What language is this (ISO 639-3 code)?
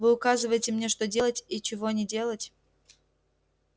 rus